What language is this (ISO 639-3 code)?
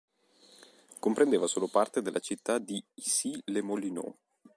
ita